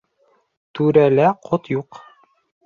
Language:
Bashkir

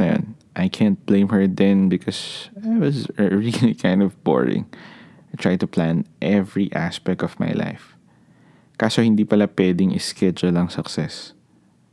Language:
Filipino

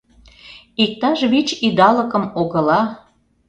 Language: Mari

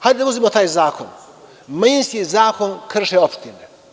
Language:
Serbian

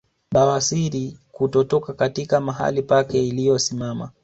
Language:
Swahili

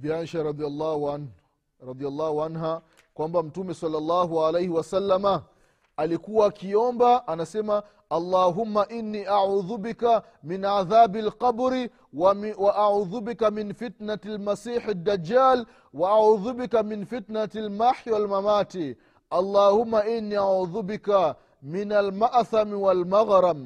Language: Swahili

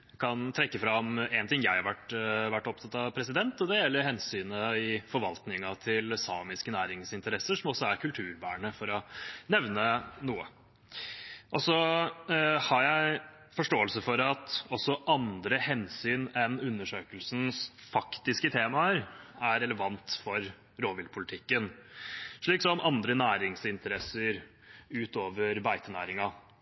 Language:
Norwegian Bokmål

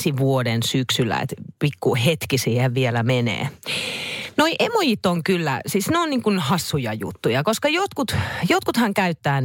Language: Finnish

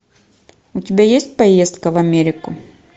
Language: Russian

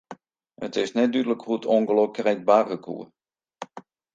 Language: Western Frisian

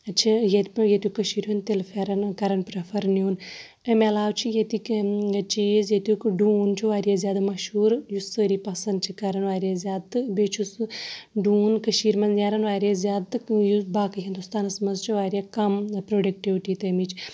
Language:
Kashmiri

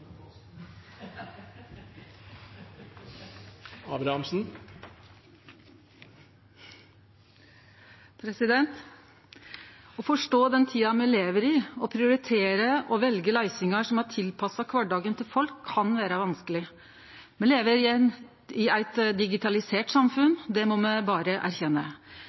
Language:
Norwegian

